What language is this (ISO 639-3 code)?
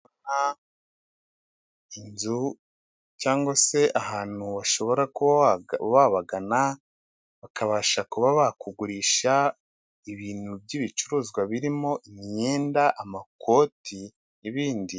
kin